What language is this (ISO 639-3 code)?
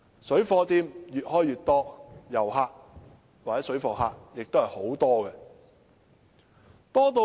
yue